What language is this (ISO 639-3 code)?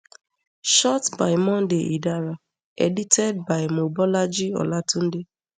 pcm